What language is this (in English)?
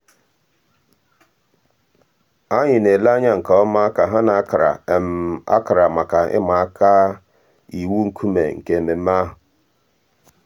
Igbo